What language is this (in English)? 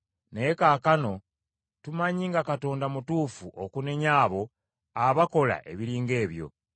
Ganda